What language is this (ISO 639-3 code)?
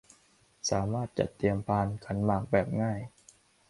tha